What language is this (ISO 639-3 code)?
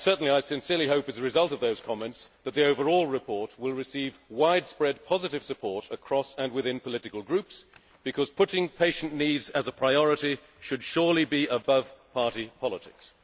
eng